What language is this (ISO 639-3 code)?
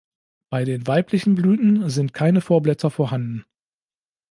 deu